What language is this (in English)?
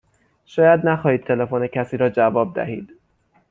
Persian